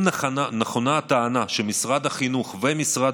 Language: Hebrew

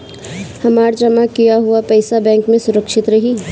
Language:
Bhojpuri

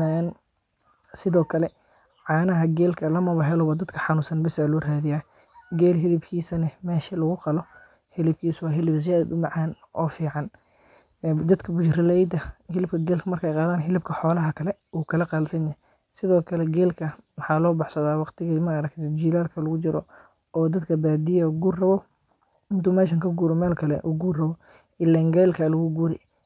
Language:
Somali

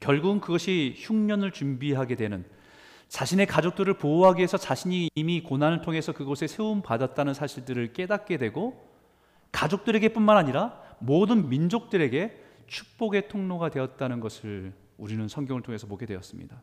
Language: Korean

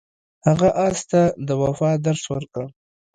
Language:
Pashto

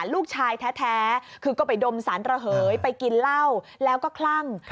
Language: Thai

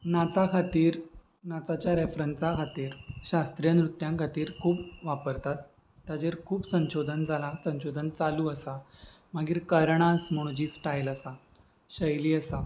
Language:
Konkani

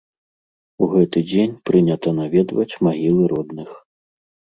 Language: Belarusian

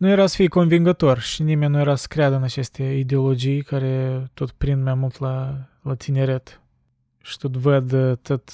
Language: Romanian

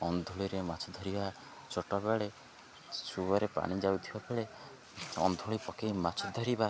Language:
Odia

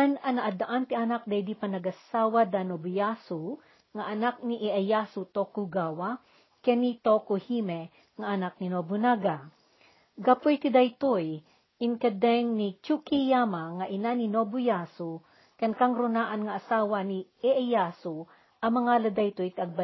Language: Filipino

